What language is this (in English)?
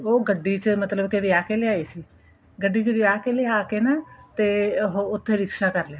Punjabi